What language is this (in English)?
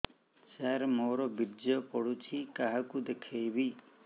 Odia